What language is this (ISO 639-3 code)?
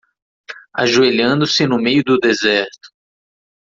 por